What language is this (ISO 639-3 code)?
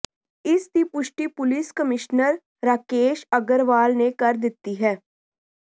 pan